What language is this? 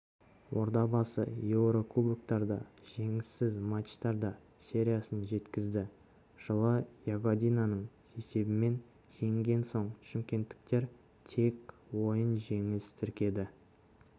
Kazakh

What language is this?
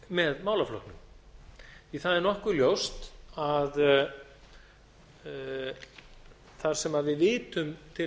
Icelandic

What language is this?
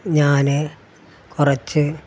Malayalam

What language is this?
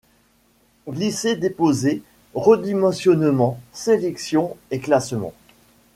French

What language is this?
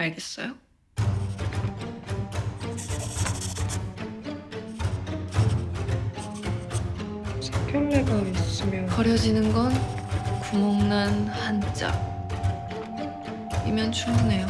Korean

